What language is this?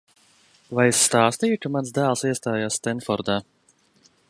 Latvian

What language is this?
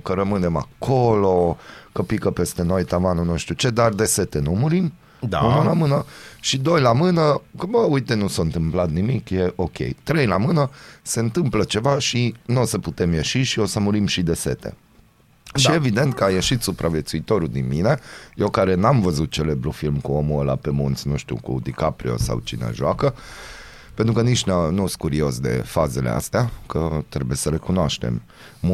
Romanian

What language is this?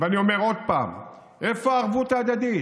Hebrew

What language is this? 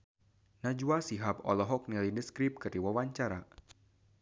Sundanese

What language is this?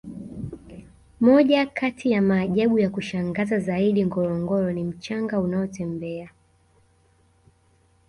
Swahili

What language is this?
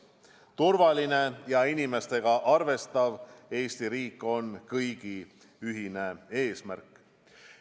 Estonian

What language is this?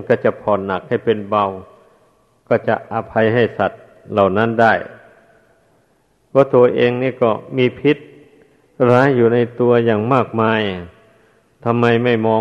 Thai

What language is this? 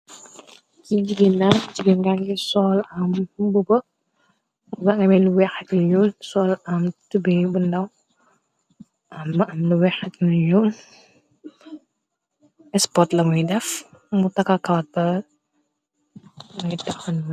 Wolof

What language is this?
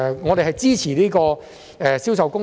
Cantonese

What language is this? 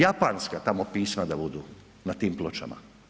Croatian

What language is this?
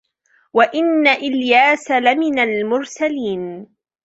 Arabic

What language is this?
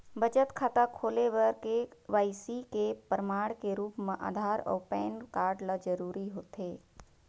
Chhattisgarhi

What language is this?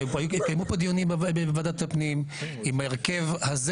Hebrew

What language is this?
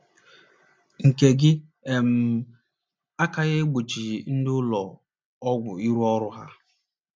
Igbo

